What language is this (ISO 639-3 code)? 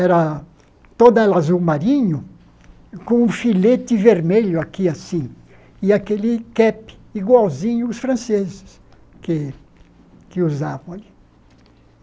por